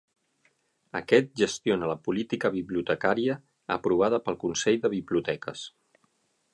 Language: Catalan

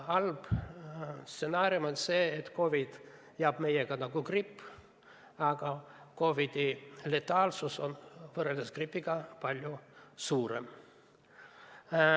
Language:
Estonian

